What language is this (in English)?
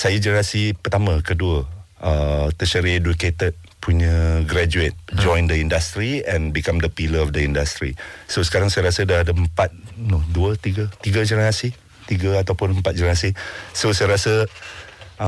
Malay